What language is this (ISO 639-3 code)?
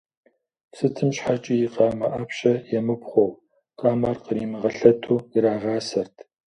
kbd